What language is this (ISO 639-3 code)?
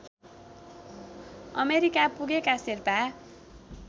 nep